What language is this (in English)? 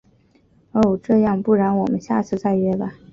Chinese